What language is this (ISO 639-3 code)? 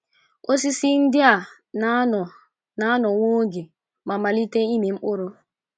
ibo